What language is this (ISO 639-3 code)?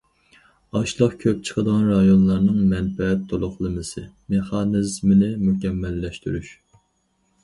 uig